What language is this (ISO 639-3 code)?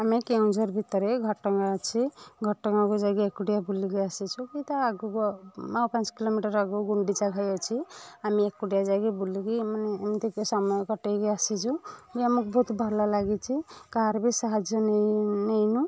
ori